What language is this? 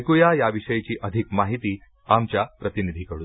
Marathi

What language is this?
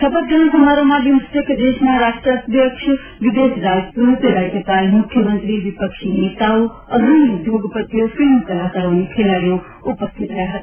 Gujarati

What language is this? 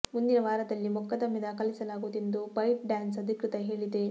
Kannada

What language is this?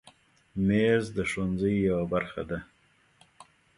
Pashto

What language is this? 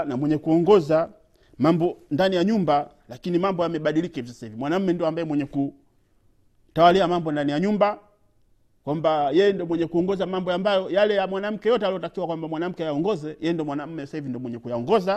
Swahili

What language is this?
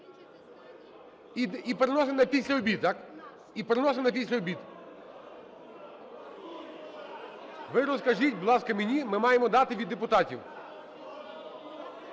Ukrainian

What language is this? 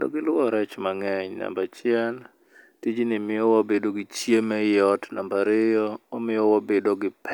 Luo (Kenya and Tanzania)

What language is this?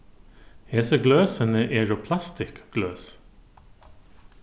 Faroese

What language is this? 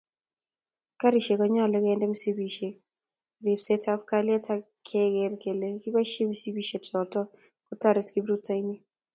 Kalenjin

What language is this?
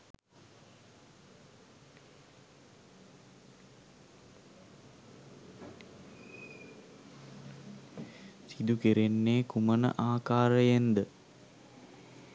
Sinhala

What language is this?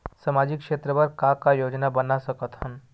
Chhattisgarhi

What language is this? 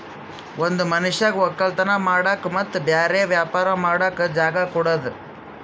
Kannada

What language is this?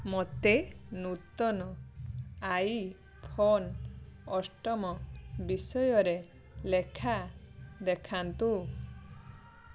Odia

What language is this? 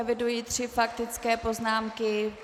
Czech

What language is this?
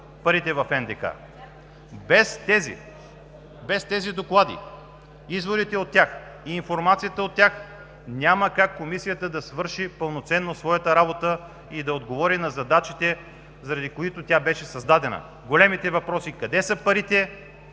Bulgarian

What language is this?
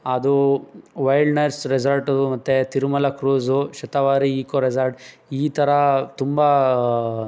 Kannada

